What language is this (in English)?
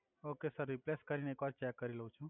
Gujarati